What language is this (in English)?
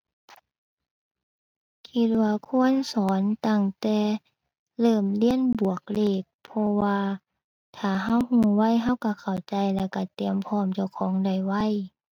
Thai